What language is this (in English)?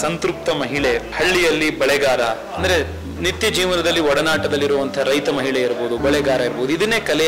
Hindi